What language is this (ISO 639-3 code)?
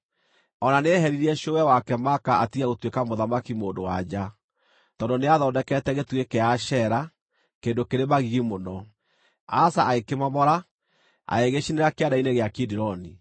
kik